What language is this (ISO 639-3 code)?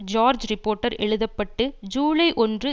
tam